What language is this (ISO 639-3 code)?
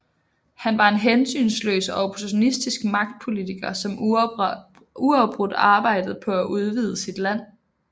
dan